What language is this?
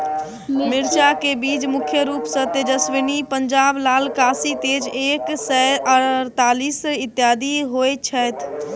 Maithili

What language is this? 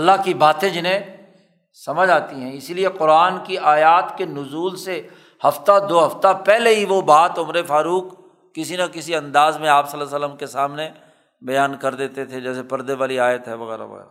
Urdu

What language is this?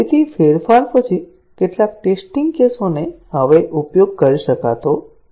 Gujarati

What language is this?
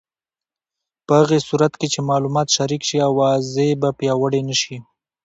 Pashto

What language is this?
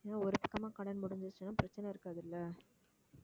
Tamil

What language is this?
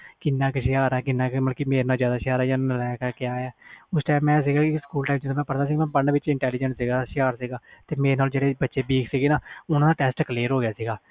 Punjabi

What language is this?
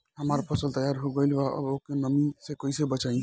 Bhojpuri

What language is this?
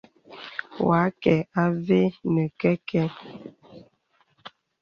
Bebele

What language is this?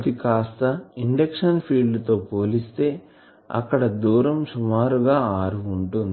Telugu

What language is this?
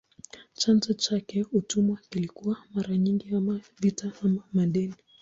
Swahili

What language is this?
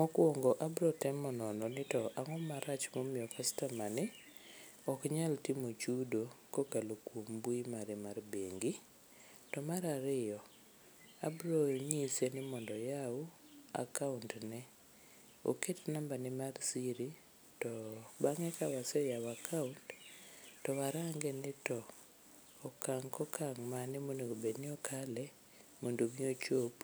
Luo (Kenya and Tanzania)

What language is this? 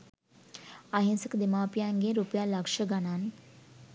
Sinhala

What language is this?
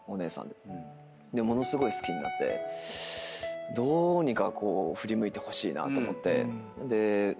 Japanese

